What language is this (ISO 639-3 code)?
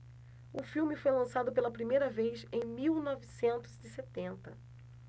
por